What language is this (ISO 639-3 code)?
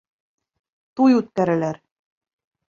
bak